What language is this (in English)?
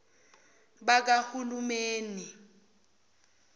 Zulu